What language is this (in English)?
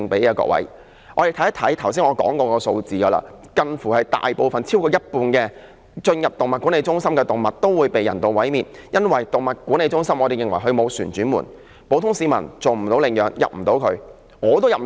Cantonese